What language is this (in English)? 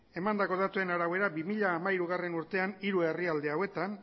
Basque